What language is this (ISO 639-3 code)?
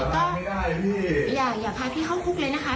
tha